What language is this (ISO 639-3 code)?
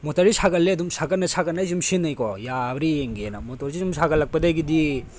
mni